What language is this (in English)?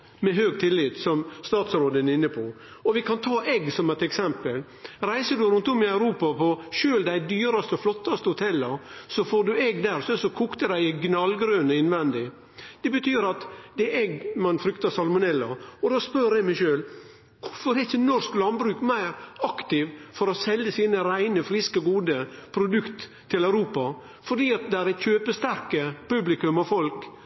Norwegian Nynorsk